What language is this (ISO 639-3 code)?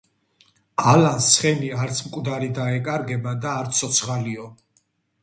kat